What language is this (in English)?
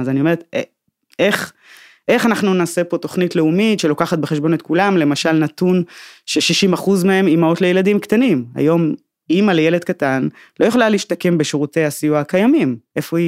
Hebrew